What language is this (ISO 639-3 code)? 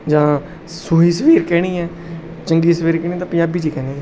pan